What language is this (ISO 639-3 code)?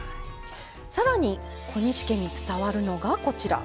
jpn